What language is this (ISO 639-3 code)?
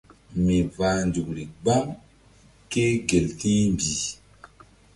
mdd